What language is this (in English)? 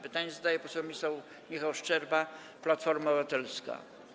Polish